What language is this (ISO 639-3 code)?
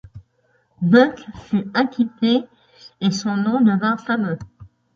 fra